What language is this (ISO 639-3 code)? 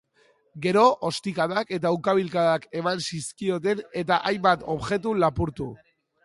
eus